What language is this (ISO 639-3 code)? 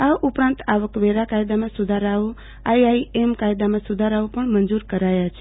guj